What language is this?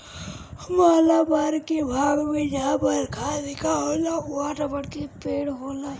Bhojpuri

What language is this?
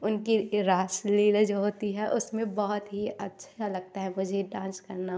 Hindi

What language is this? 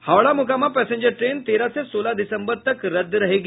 Hindi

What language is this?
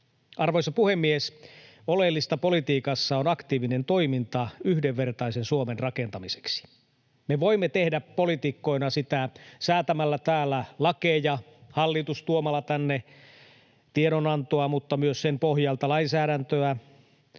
Finnish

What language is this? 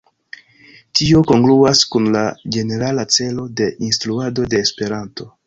Esperanto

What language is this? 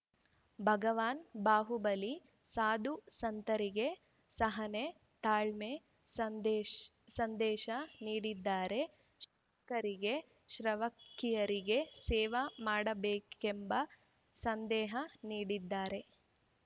Kannada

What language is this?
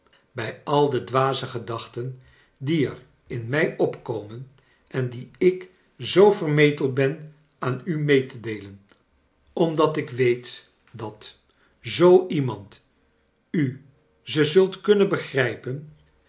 Dutch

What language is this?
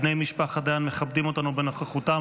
Hebrew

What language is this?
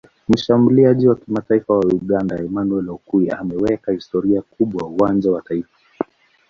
Swahili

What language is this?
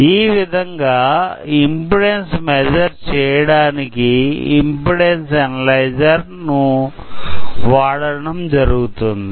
Telugu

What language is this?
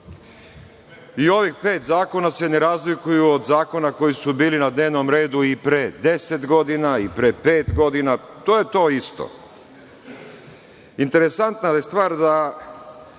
Serbian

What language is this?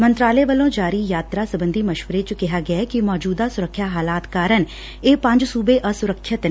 Punjabi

